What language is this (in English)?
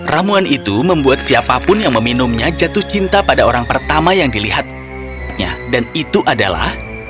Indonesian